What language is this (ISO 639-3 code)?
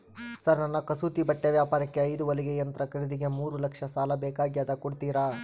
kan